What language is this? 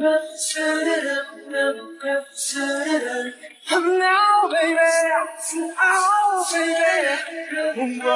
Korean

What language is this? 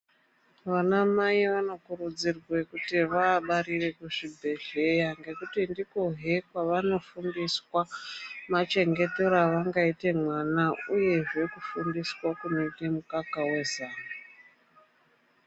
Ndau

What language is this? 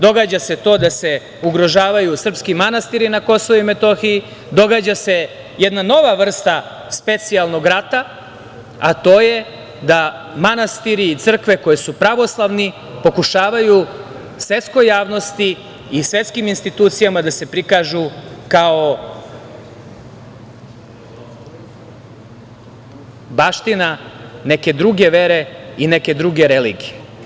Serbian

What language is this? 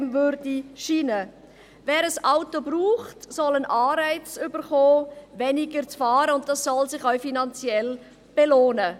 Swiss German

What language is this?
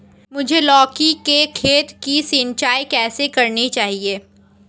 Hindi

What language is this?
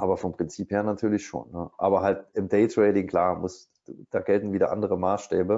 German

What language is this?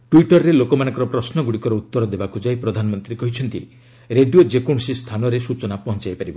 Odia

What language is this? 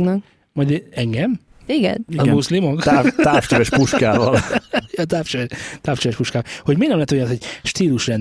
Hungarian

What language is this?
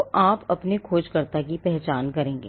Hindi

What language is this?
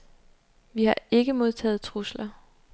Danish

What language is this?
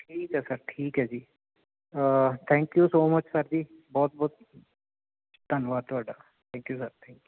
Punjabi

